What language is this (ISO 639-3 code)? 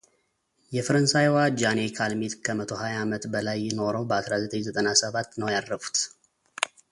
amh